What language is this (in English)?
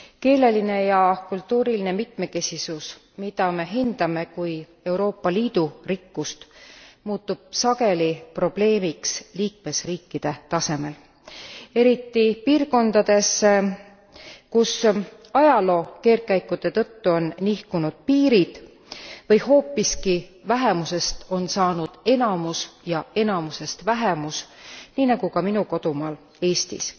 Estonian